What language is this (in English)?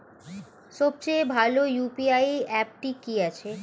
Bangla